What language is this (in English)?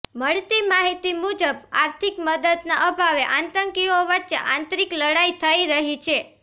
Gujarati